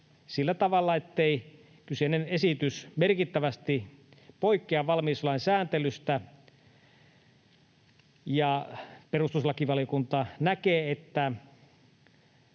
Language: Finnish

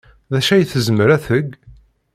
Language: Kabyle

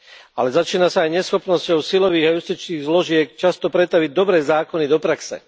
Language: Slovak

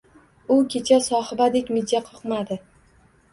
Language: Uzbek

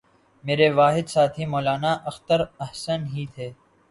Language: Urdu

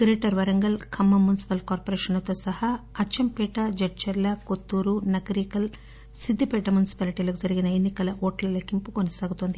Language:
Telugu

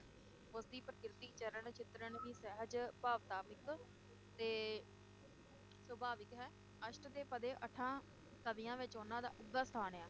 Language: Punjabi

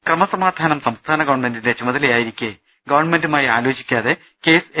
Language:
Malayalam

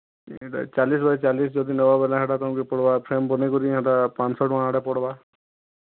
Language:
Odia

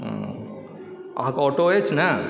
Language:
Maithili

